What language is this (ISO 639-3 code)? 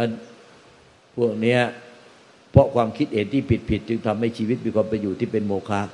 tha